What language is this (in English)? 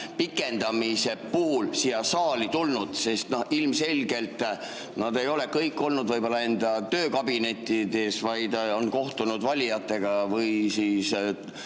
Estonian